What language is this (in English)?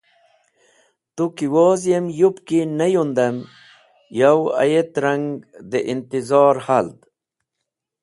Wakhi